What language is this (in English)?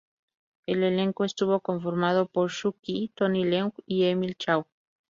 Spanish